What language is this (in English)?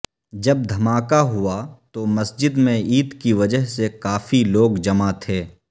Urdu